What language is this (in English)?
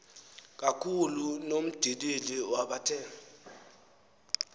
Xhosa